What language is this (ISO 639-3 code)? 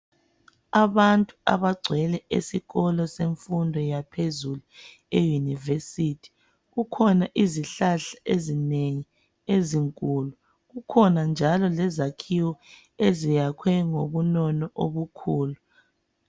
nde